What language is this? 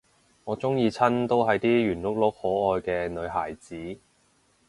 Cantonese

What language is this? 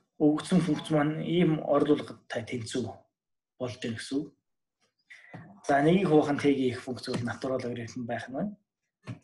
Turkish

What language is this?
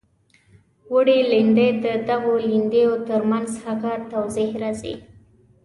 Pashto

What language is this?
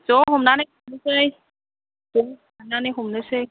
Bodo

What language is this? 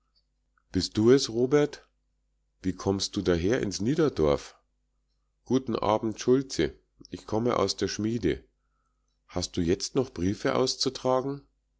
German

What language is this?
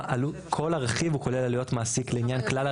Hebrew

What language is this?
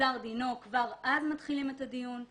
Hebrew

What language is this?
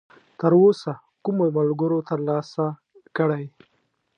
Pashto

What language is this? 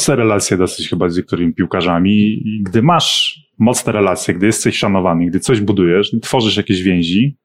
Polish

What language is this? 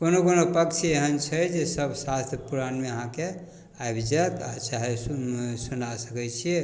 Maithili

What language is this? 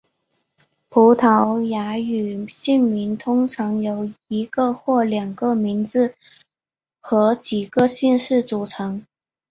Chinese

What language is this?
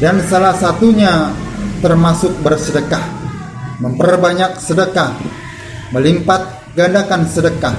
Indonesian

